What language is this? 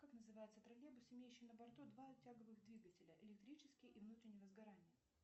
Russian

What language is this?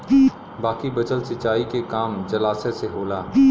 Bhojpuri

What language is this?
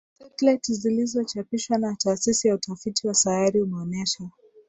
Swahili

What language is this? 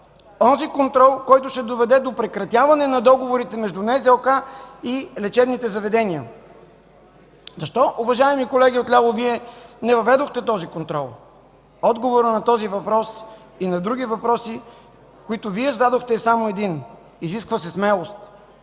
Bulgarian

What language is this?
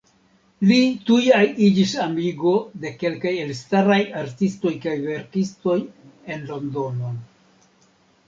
Esperanto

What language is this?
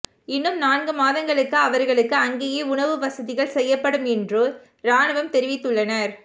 Tamil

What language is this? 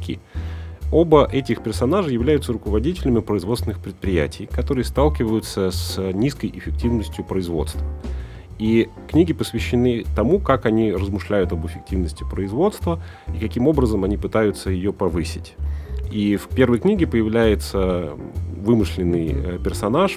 Russian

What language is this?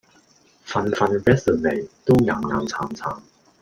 Cantonese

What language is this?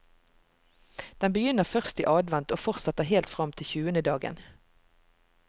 Norwegian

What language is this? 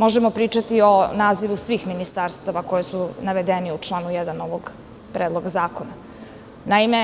Serbian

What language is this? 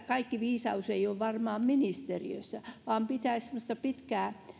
Finnish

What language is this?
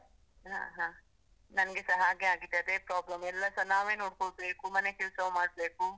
Kannada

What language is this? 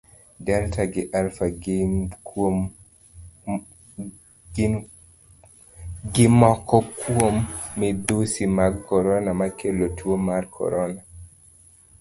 Luo (Kenya and Tanzania)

